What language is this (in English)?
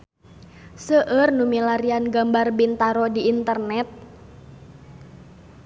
Sundanese